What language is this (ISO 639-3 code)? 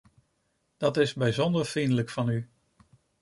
nld